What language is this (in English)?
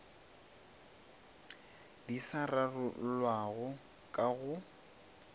Northern Sotho